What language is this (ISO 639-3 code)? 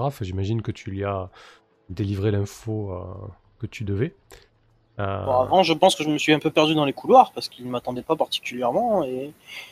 fra